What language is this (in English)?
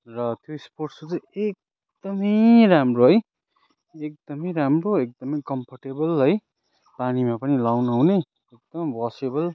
Nepali